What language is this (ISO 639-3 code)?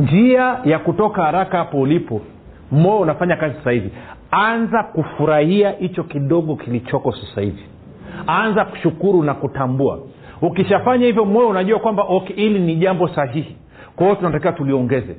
swa